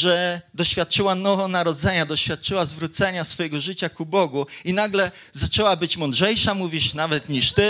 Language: Polish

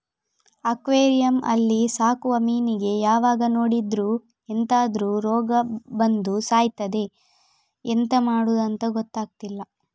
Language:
Kannada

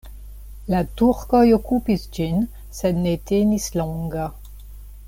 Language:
Esperanto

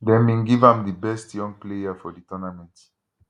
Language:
Nigerian Pidgin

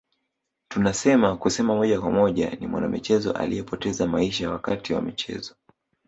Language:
Swahili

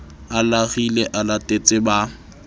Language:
Southern Sotho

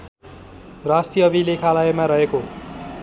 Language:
Nepali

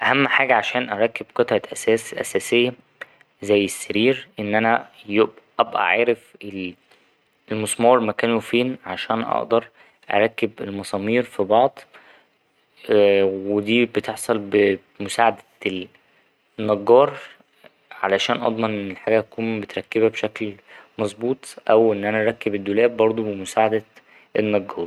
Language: Egyptian Arabic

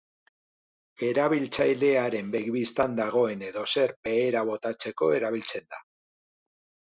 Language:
Basque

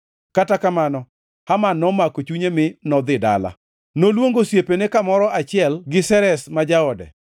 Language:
Luo (Kenya and Tanzania)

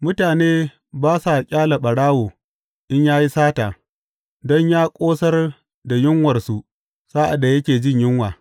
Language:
Hausa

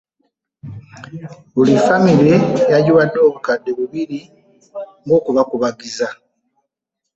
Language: Ganda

